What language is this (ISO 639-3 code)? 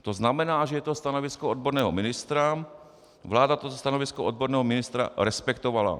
ces